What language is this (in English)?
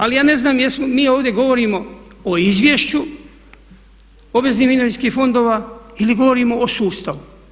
Croatian